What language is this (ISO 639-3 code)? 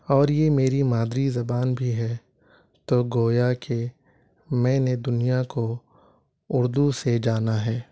urd